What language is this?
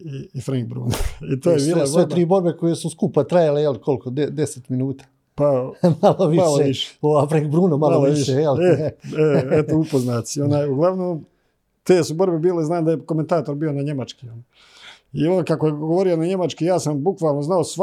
Croatian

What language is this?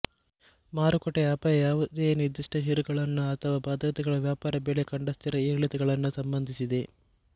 Kannada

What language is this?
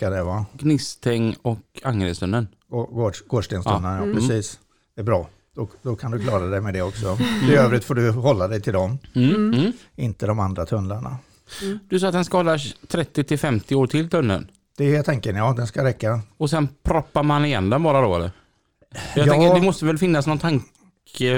Swedish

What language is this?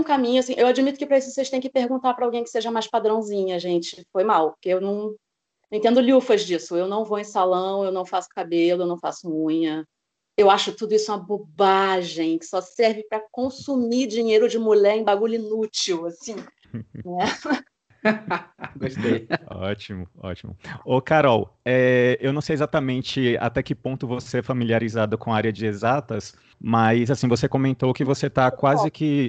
Portuguese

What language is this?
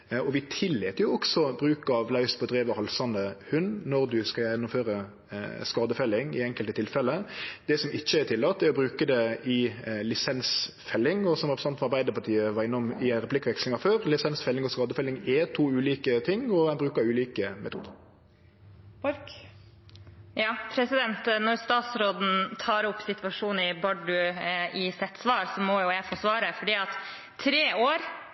Norwegian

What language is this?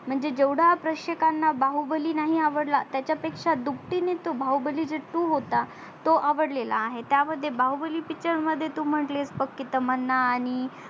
Marathi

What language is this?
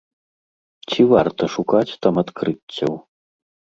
Belarusian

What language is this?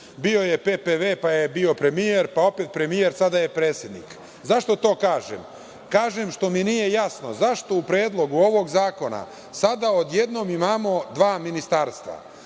Serbian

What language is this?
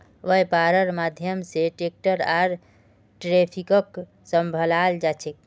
Magahi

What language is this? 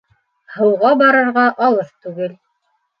Bashkir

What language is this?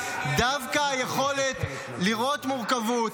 Hebrew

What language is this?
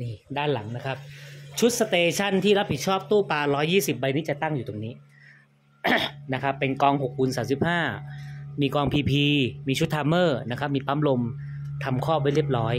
Thai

